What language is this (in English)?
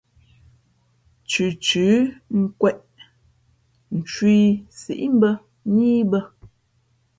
Fe'fe'